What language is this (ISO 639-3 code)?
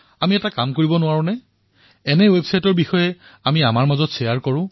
asm